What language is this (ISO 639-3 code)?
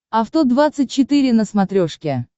rus